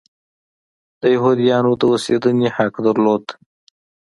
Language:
Pashto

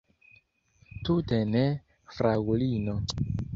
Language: Esperanto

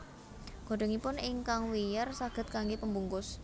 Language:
Javanese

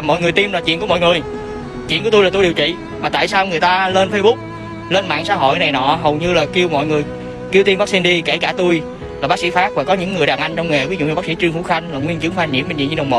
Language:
Vietnamese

